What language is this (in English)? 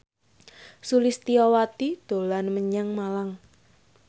Javanese